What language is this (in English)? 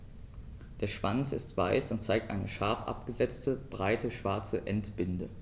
German